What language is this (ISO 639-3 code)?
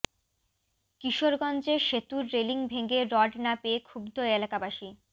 ben